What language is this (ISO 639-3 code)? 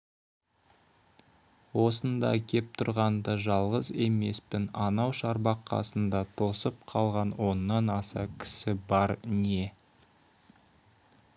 kaz